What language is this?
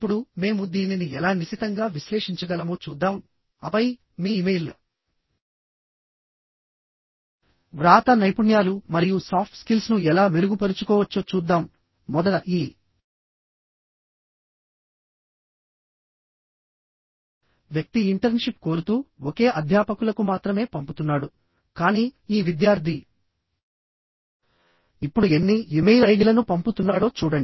Telugu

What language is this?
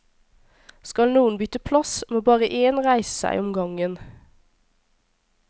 Norwegian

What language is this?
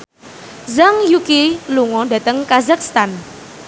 Javanese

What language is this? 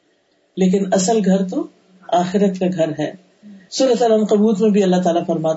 Urdu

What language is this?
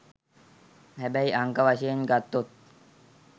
Sinhala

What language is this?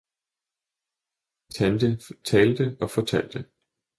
Danish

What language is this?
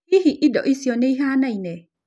Kikuyu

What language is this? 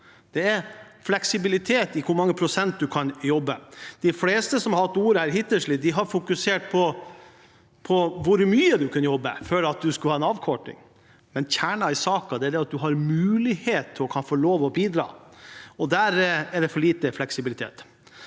Norwegian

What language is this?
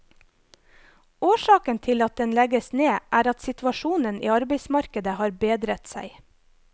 Norwegian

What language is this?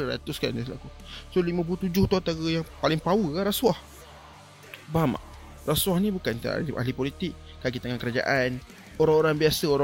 Malay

